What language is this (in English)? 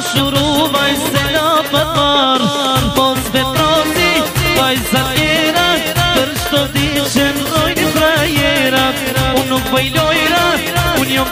Arabic